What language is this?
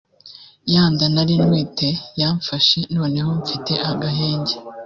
Kinyarwanda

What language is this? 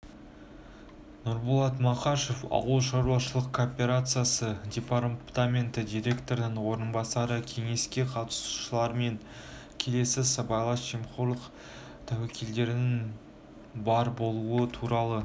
Kazakh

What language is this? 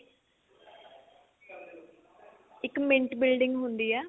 Punjabi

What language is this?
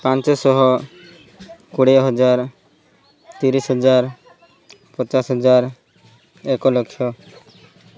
Odia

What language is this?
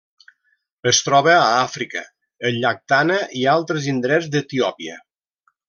Catalan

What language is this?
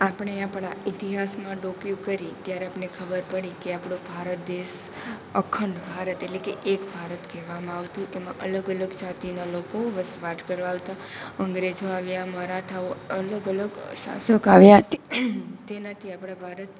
Gujarati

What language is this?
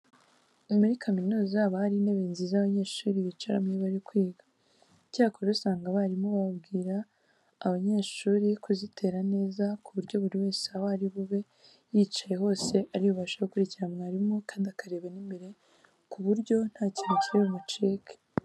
Kinyarwanda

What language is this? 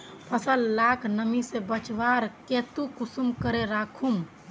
Magahi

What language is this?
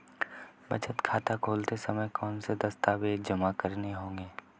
Hindi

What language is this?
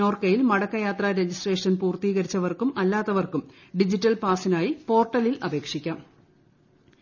Malayalam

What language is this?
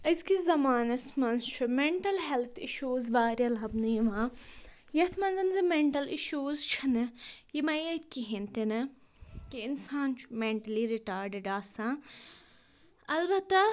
Kashmiri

